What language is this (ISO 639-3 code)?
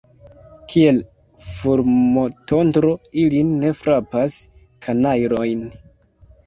epo